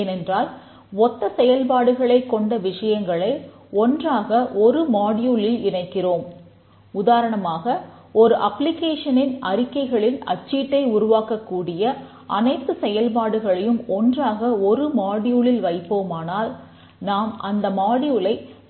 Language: Tamil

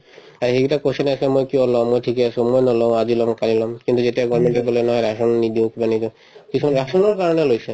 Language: Assamese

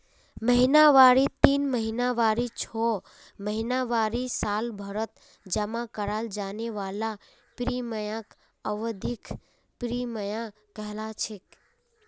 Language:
Magahi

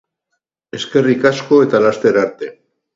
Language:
Basque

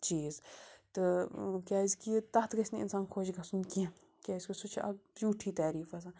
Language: Kashmiri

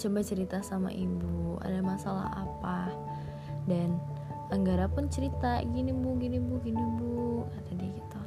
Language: Indonesian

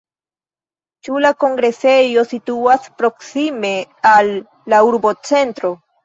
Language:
Esperanto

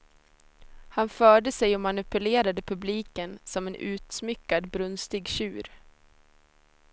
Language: Swedish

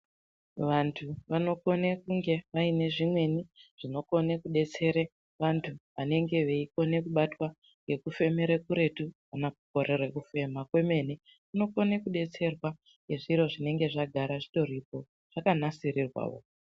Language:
Ndau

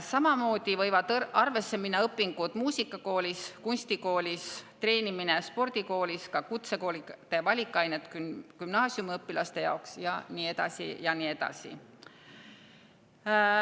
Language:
Estonian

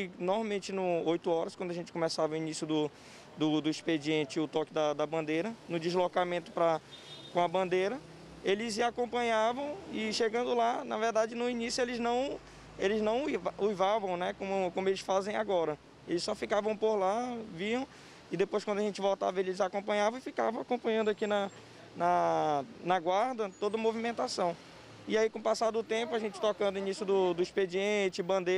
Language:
Portuguese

